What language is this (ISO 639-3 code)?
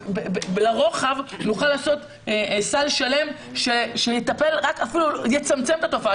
heb